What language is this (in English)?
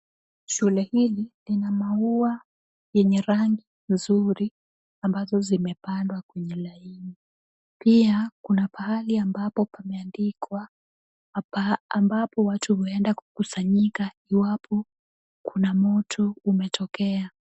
Swahili